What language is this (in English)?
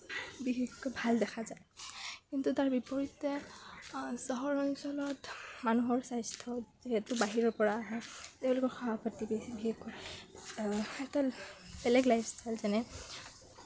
Assamese